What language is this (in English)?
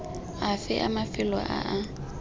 Tswana